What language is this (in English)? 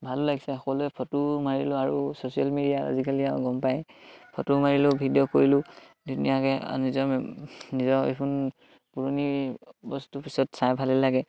Assamese